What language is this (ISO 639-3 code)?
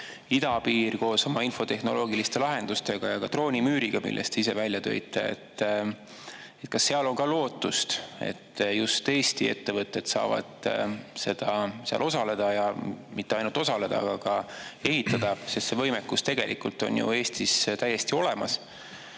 est